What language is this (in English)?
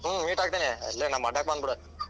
Kannada